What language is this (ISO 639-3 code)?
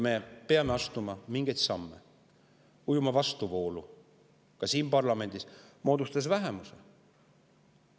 est